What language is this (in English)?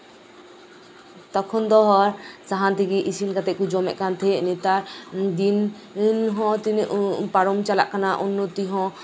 Santali